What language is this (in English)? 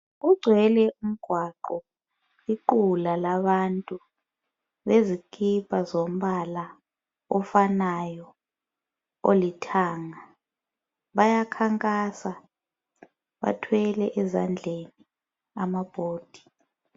North Ndebele